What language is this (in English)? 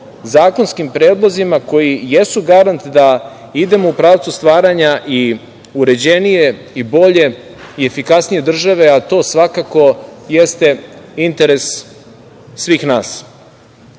Serbian